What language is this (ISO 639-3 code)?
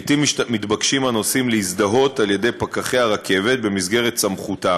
heb